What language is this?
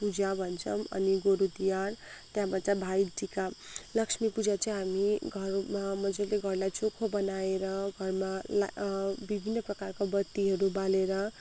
Nepali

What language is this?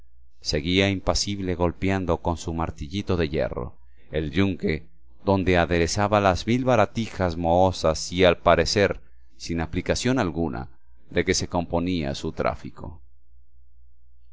Spanish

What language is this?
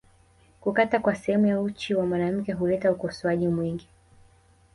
Swahili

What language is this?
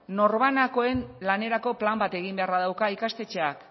Basque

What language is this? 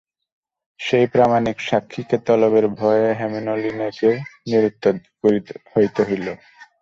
Bangla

